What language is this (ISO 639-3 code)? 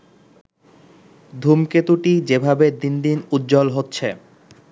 ben